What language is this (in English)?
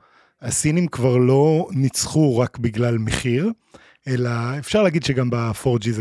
Hebrew